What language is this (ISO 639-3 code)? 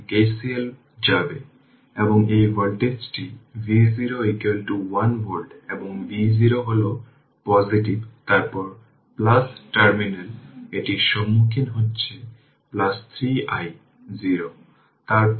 ben